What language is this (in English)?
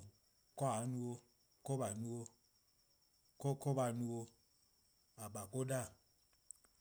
Eastern Krahn